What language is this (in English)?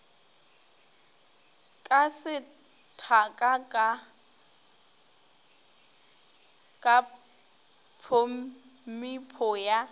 Northern Sotho